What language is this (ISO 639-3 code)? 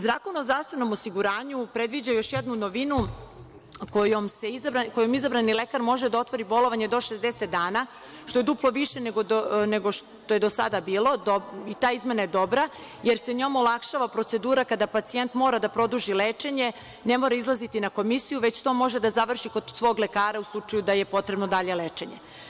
srp